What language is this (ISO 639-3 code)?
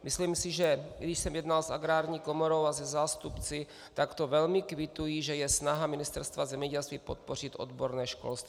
ces